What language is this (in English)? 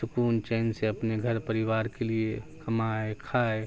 Urdu